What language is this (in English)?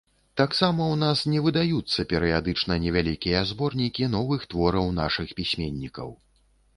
Belarusian